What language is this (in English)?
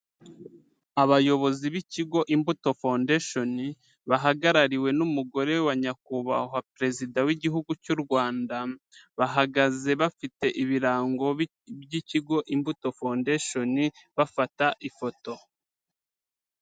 Kinyarwanda